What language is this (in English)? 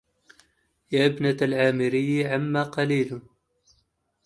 Arabic